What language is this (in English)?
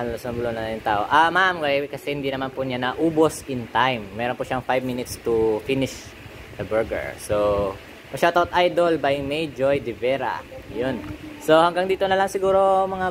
Filipino